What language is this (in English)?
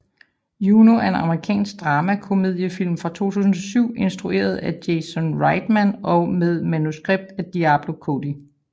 Danish